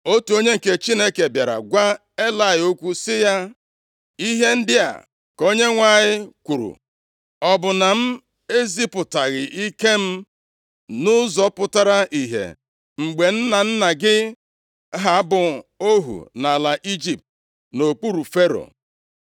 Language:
Igbo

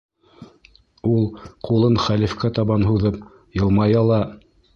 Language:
Bashkir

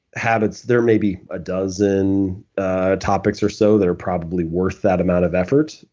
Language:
English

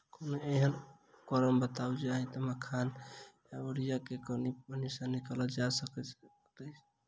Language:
Maithili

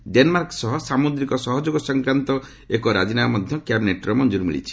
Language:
Odia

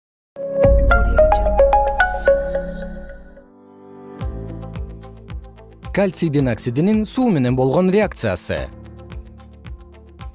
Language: Kyrgyz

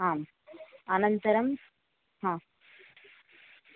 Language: Sanskrit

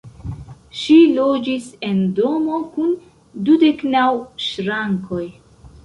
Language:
Esperanto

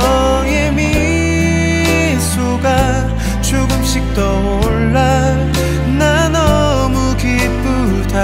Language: Korean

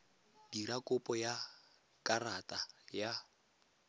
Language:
Tswana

